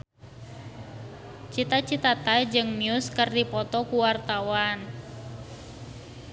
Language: Sundanese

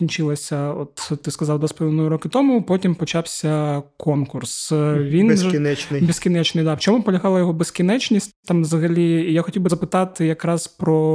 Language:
Ukrainian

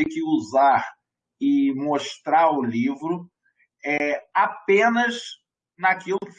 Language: Portuguese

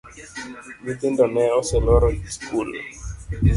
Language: Luo (Kenya and Tanzania)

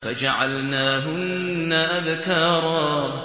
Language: Arabic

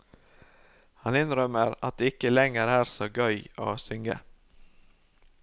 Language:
Norwegian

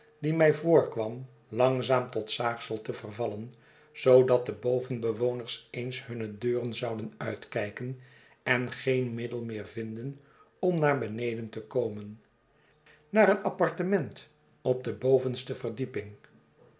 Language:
Dutch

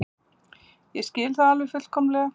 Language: Icelandic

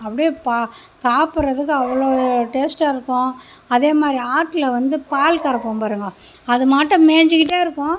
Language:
Tamil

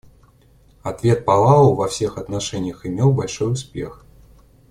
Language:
Russian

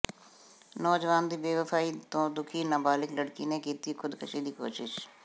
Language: Punjabi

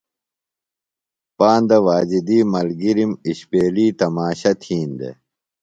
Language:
Phalura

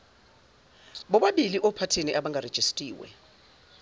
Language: Zulu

